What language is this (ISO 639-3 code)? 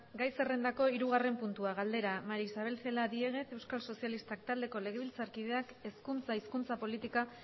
eus